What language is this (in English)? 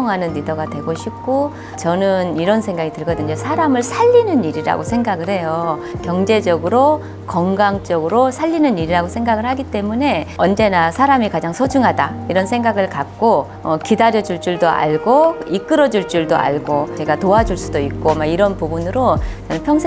Korean